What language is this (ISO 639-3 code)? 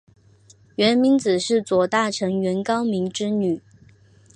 zho